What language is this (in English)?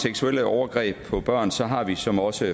Danish